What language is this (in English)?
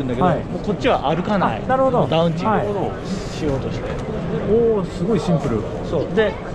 Japanese